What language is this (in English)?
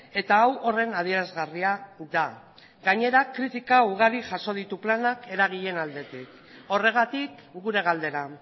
Basque